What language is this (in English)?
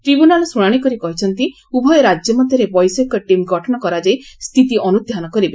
Odia